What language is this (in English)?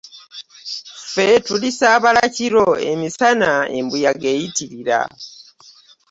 Ganda